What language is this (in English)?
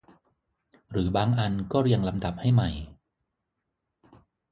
Thai